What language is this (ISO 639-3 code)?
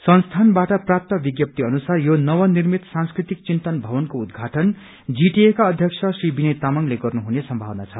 nep